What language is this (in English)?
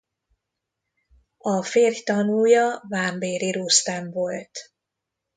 Hungarian